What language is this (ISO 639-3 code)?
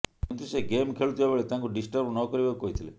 ori